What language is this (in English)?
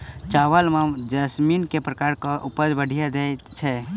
Maithili